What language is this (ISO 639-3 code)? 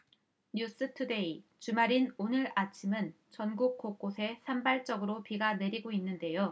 kor